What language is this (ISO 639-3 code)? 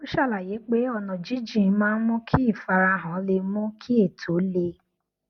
yor